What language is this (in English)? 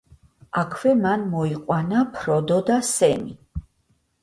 Georgian